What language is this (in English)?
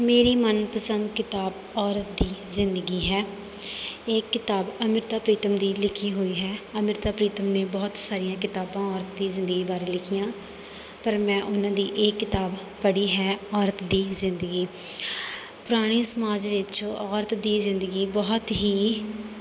Punjabi